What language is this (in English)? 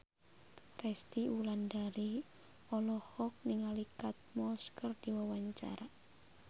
Sundanese